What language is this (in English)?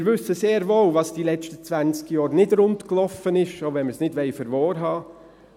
Swiss German